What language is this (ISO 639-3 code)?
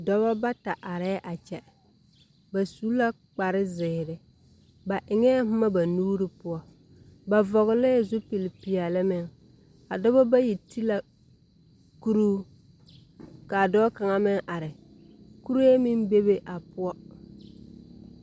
dga